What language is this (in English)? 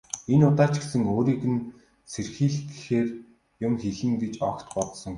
Mongolian